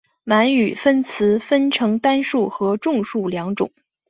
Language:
Chinese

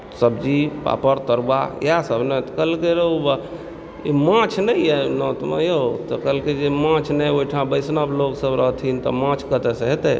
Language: Maithili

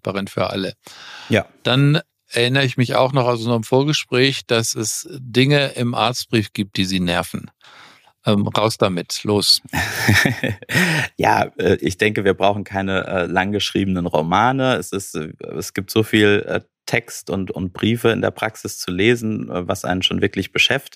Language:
German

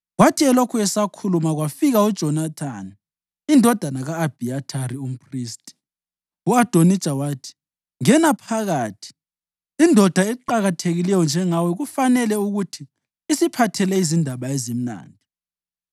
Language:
North Ndebele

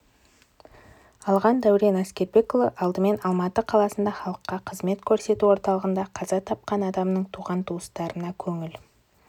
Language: Kazakh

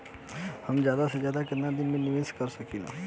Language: Bhojpuri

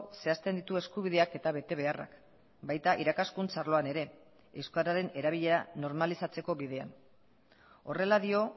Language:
Basque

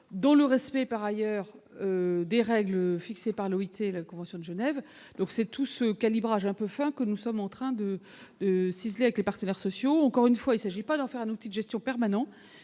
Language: French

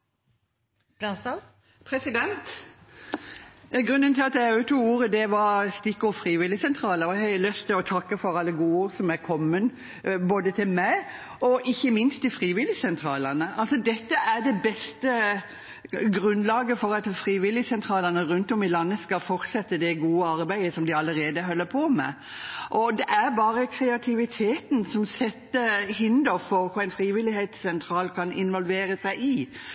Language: Norwegian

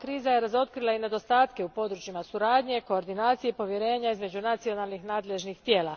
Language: Croatian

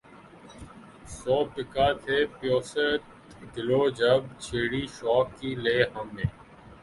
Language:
Urdu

